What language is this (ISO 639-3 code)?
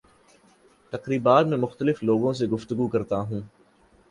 urd